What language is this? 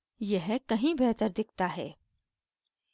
Hindi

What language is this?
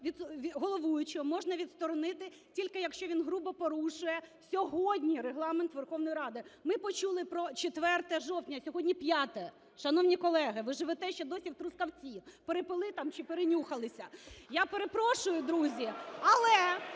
Ukrainian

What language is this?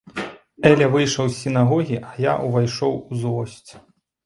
Belarusian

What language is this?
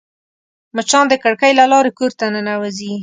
Pashto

